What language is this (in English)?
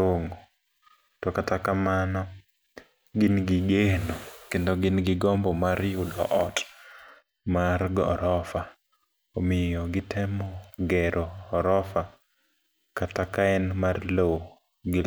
Luo (Kenya and Tanzania)